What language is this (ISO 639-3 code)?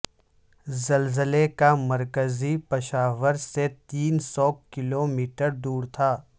urd